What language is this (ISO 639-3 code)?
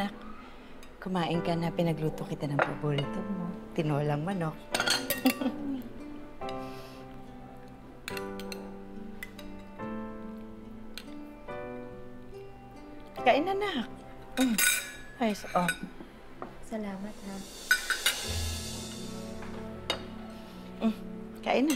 fil